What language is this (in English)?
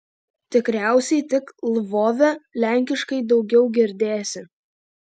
Lithuanian